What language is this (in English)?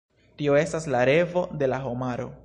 Esperanto